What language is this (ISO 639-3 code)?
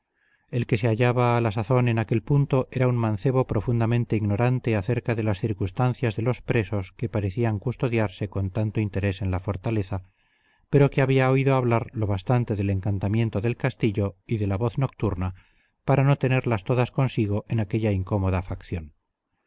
spa